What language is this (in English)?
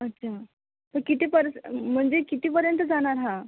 Marathi